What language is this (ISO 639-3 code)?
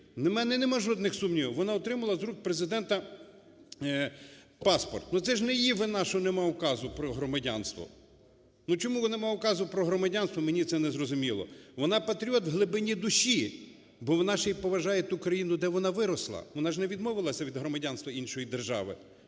ukr